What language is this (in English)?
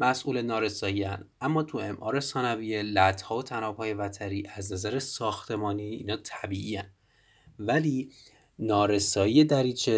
Persian